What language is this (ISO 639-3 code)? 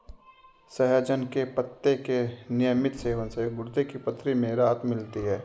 hin